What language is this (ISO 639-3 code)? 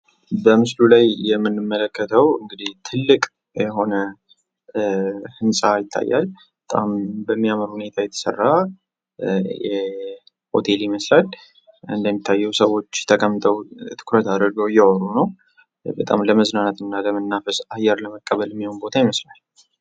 amh